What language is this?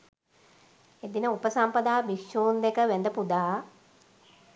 Sinhala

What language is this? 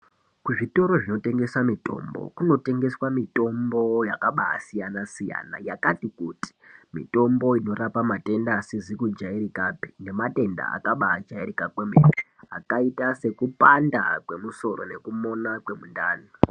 Ndau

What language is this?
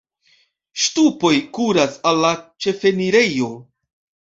Esperanto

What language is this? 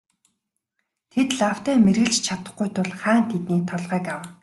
Mongolian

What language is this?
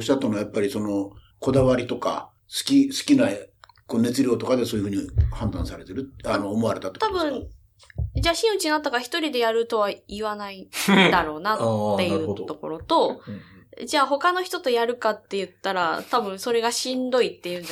Japanese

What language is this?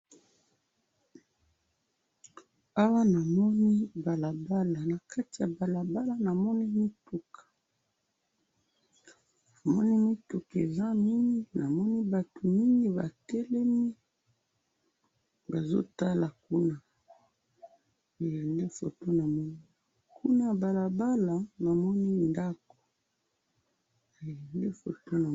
Lingala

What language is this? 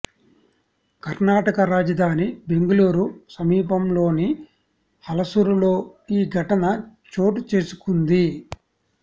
Telugu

